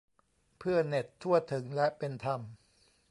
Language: Thai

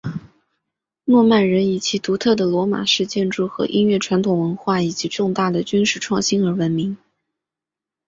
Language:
Chinese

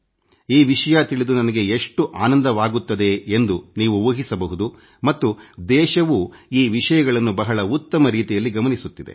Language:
Kannada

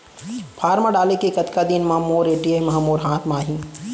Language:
Chhattisgarhi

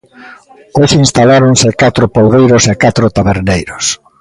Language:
Galician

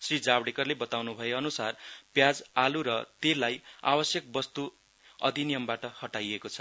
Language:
Nepali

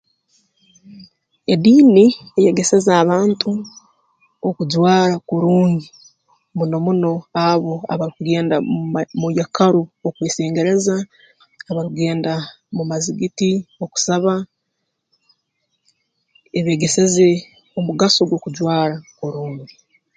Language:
Tooro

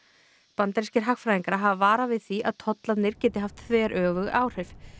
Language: Icelandic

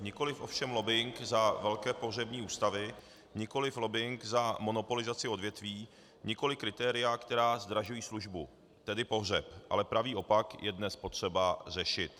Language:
Czech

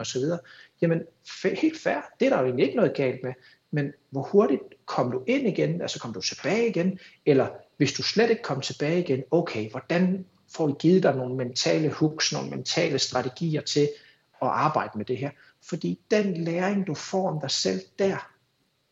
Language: Danish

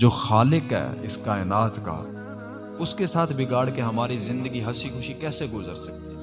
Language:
Urdu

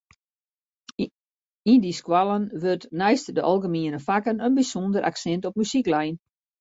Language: Western Frisian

